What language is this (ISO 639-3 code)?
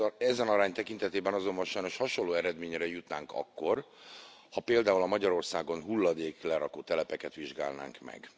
hun